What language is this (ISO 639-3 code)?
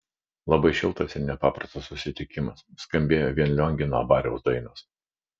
lit